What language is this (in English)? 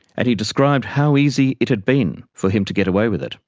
English